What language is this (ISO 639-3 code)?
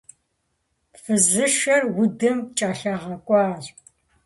kbd